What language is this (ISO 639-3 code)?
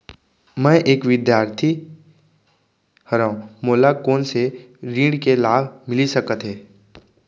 hne